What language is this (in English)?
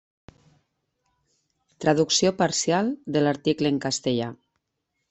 Catalan